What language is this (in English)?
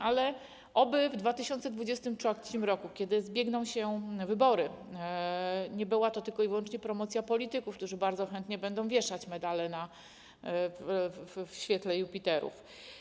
Polish